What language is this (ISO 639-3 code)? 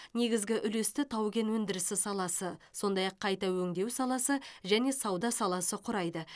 kaz